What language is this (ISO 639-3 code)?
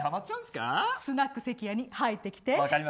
jpn